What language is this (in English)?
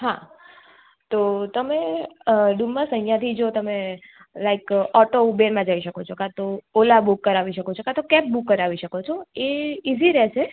Gujarati